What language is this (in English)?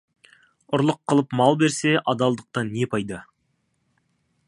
Kazakh